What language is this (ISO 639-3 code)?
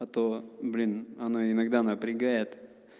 rus